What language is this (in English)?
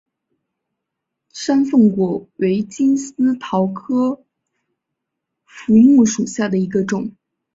Chinese